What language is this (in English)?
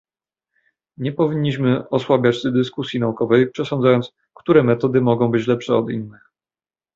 Polish